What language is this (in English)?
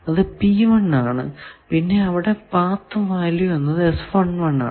Malayalam